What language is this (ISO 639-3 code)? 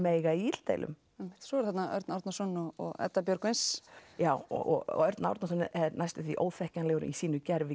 isl